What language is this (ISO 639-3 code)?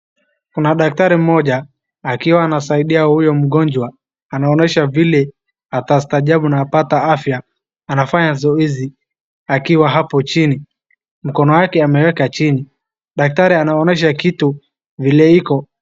swa